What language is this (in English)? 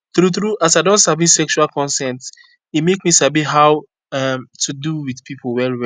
Nigerian Pidgin